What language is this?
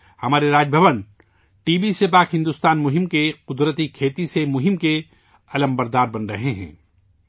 Urdu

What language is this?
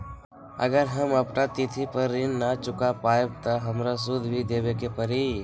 Magahi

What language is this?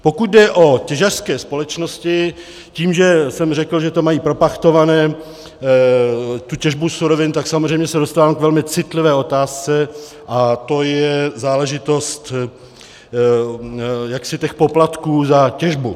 Czech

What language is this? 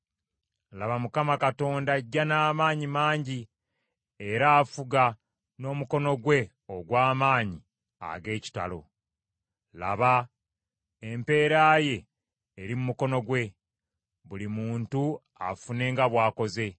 Ganda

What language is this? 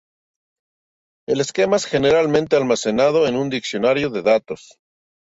Spanish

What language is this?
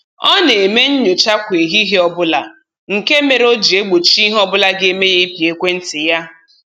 Igbo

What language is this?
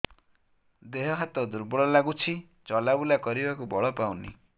Odia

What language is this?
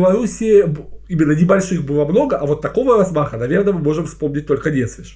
Russian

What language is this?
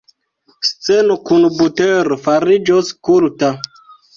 Esperanto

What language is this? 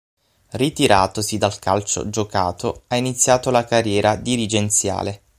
Italian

